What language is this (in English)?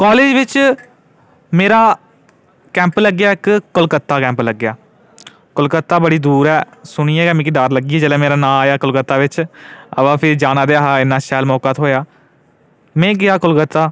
Dogri